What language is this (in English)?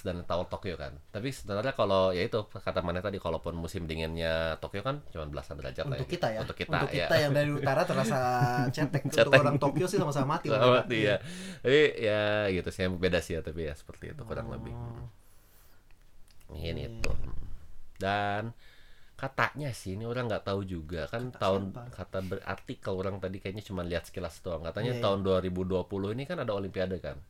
Indonesian